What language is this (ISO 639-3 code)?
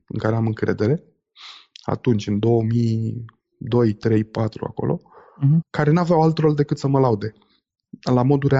ron